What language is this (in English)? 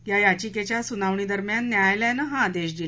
Marathi